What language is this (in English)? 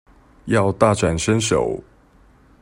Chinese